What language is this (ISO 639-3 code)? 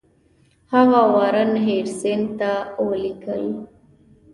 pus